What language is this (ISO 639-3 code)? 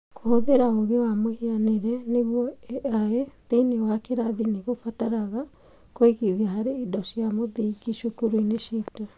kik